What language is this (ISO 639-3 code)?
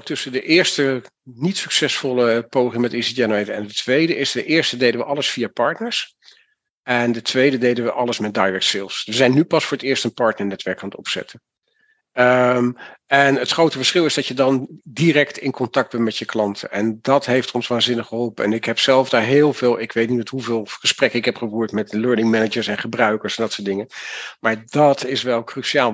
nld